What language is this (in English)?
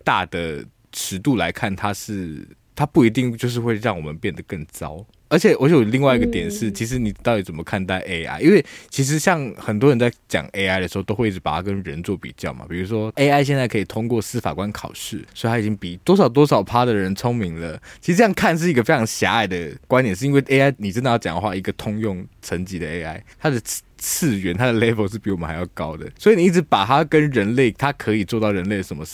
Chinese